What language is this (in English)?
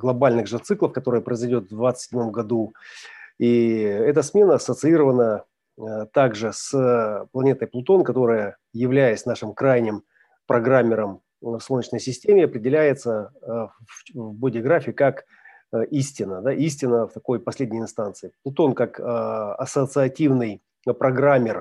Russian